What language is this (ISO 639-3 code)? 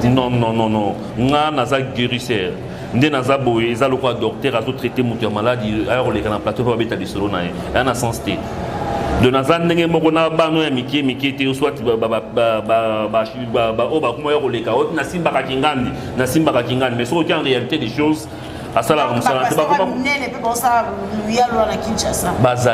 fra